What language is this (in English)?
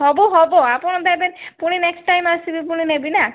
Odia